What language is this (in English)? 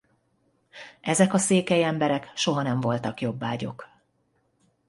Hungarian